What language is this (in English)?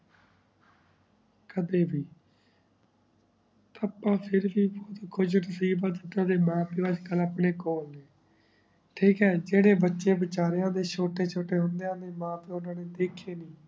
Punjabi